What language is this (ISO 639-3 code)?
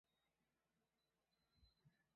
zho